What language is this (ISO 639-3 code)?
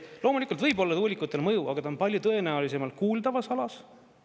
est